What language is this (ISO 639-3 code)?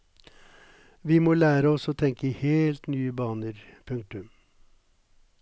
nor